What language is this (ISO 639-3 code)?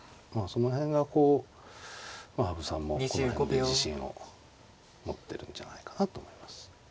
jpn